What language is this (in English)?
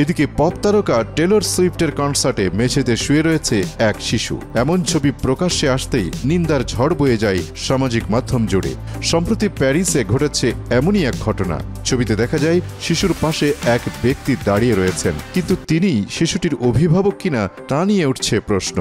Bangla